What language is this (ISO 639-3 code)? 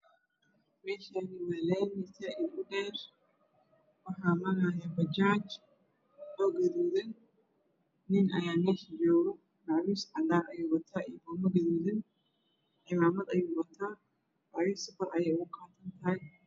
som